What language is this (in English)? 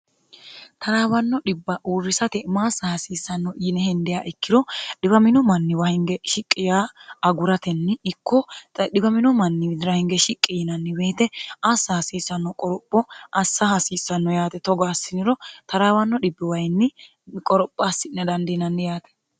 Sidamo